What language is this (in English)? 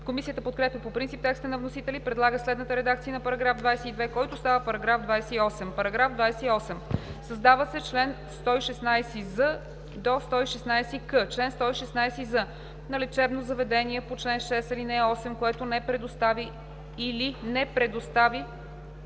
Bulgarian